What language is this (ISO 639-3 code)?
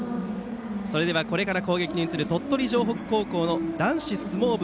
jpn